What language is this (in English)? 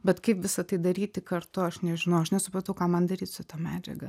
Lithuanian